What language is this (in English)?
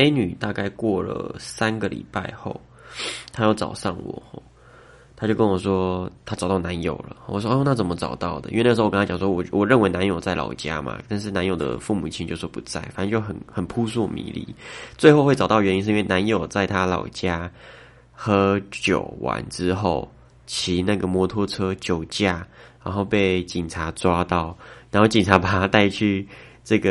Chinese